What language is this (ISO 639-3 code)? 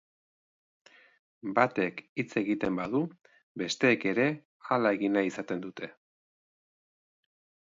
eus